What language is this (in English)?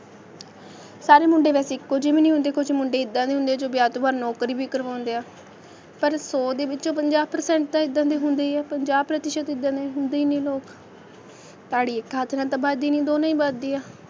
Punjabi